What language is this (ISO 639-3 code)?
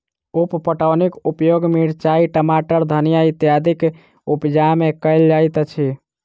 mai